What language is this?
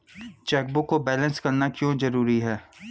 Hindi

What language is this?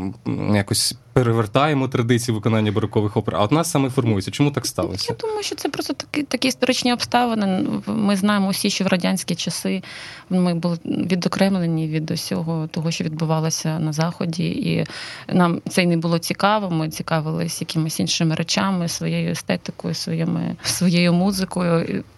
Ukrainian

